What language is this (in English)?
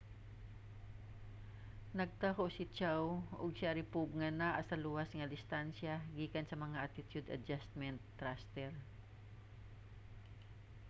Cebuano